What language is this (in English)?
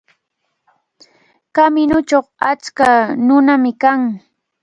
Cajatambo North Lima Quechua